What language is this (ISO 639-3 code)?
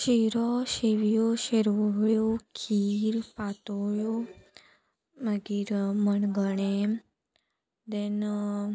kok